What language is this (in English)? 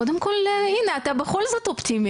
Hebrew